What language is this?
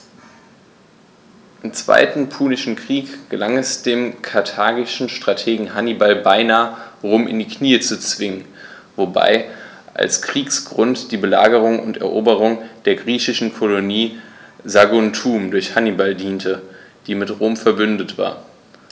German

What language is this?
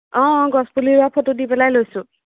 Assamese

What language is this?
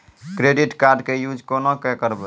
Maithili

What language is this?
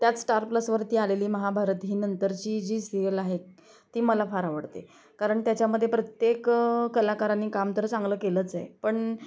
Marathi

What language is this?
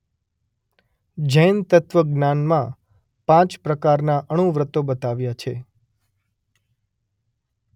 Gujarati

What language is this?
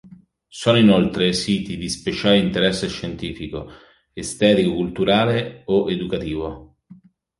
Italian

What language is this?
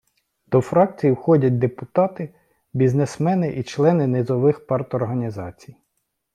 Ukrainian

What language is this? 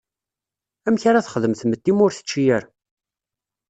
Kabyle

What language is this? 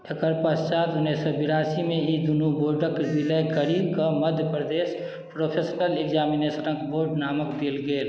Maithili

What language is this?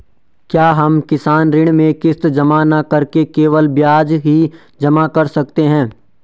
Hindi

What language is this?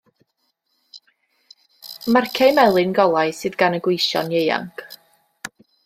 Welsh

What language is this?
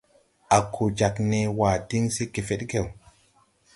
Tupuri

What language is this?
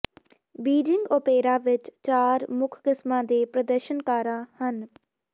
Punjabi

